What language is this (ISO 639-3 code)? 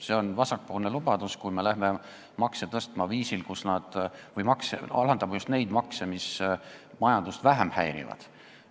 est